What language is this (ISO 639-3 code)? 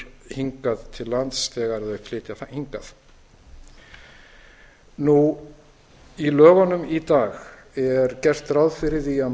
isl